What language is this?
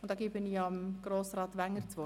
Swiss German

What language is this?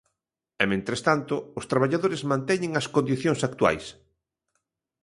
Galician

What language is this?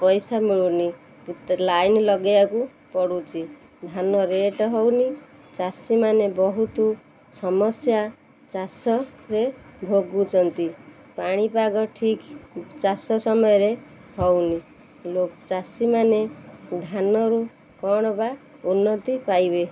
Odia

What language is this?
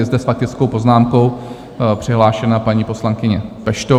Czech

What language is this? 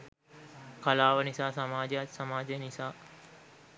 Sinhala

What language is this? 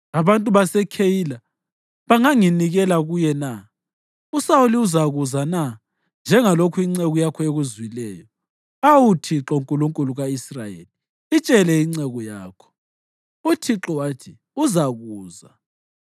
North Ndebele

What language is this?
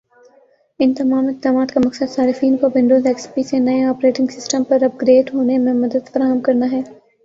Urdu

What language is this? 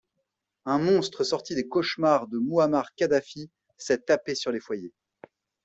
French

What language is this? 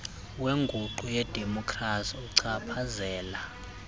Xhosa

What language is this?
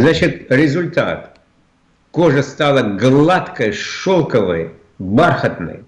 Russian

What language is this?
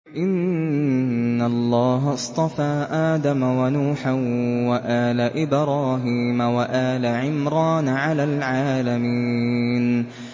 Arabic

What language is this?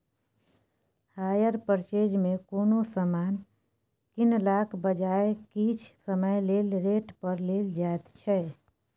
Maithili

